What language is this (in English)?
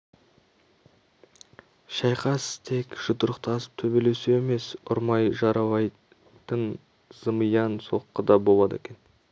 Kazakh